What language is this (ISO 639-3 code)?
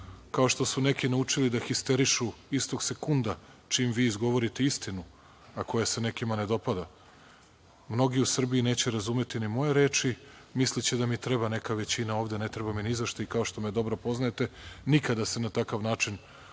srp